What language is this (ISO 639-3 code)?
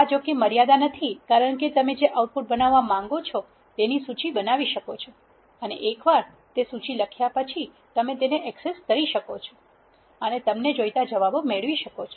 guj